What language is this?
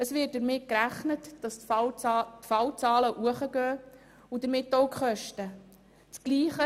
Swiss German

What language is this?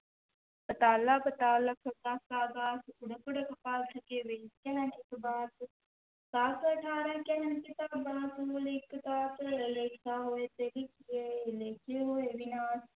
Punjabi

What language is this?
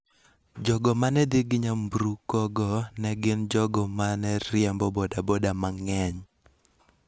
Luo (Kenya and Tanzania)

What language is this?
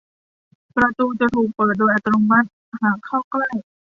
Thai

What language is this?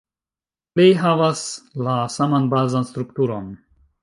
Esperanto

